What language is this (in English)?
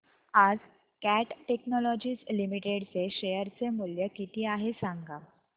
Marathi